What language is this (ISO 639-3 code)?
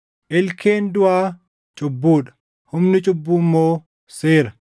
orm